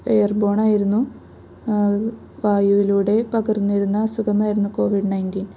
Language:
Malayalam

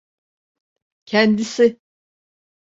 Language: Turkish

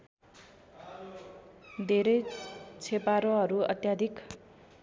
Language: Nepali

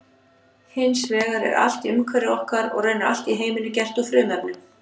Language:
Icelandic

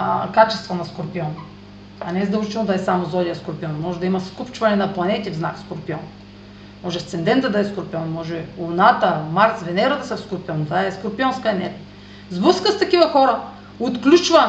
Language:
Bulgarian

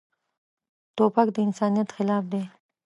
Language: Pashto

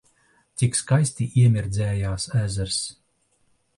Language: Latvian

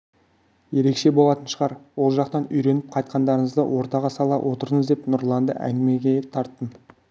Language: Kazakh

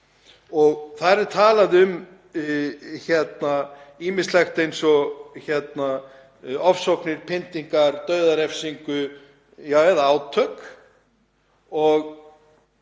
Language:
Icelandic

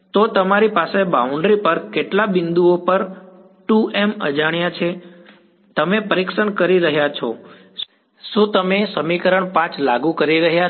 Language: Gujarati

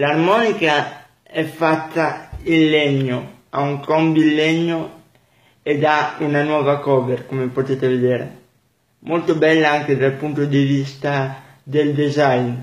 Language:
Italian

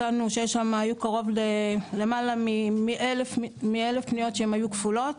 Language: Hebrew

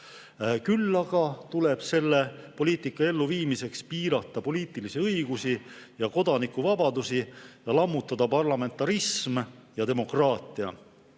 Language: Estonian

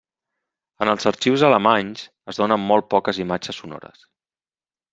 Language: Catalan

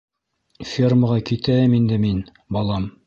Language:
Bashkir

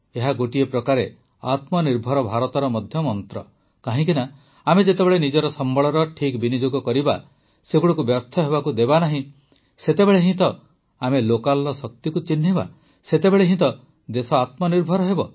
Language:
Odia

